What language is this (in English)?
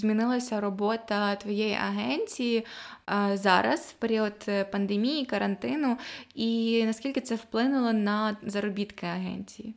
Ukrainian